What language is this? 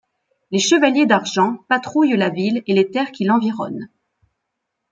French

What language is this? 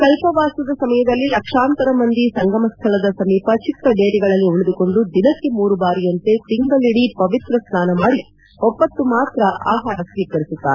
Kannada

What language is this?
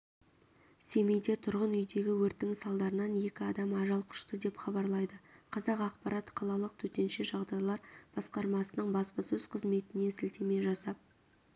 Kazakh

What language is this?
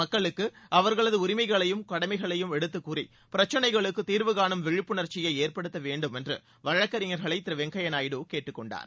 Tamil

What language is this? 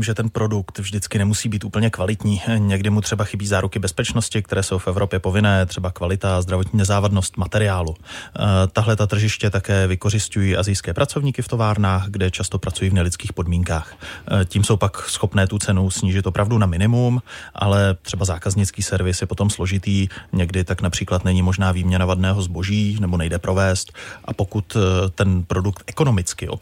Czech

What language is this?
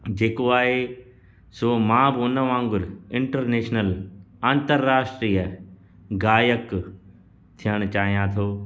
Sindhi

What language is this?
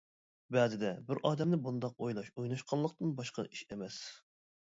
Uyghur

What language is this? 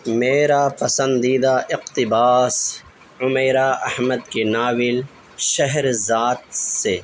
Urdu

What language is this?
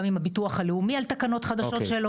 Hebrew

